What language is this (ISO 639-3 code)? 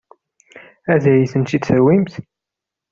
kab